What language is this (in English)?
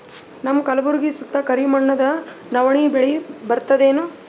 Kannada